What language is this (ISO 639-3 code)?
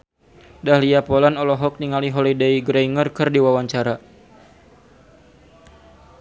sun